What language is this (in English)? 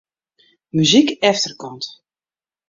Western Frisian